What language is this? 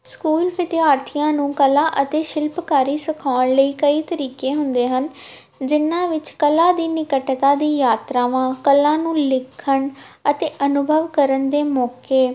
Punjabi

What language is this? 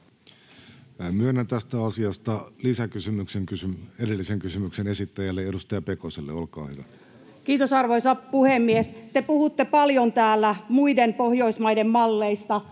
Finnish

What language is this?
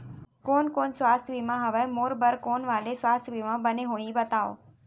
Chhattisgarhi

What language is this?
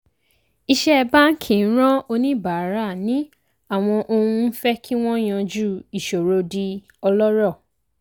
Yoruba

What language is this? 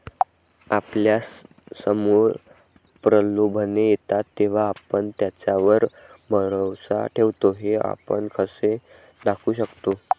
Marathi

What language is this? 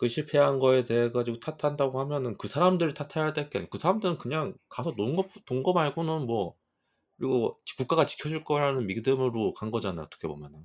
Korean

